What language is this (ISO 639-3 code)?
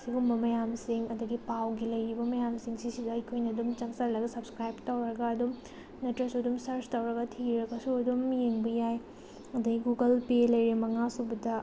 mni